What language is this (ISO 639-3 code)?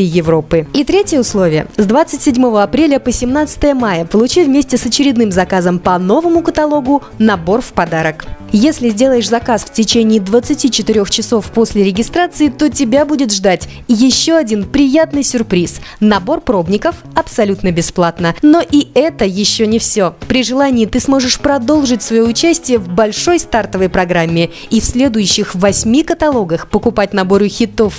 rus